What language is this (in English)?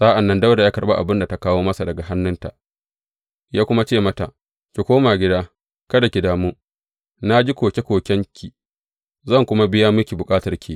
Hausa